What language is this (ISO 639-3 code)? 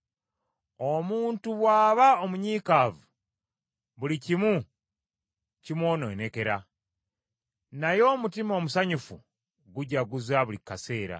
lug